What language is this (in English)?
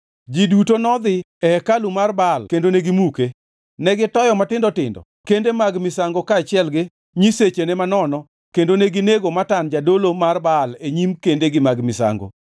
Luo (Kenya and Tanzania)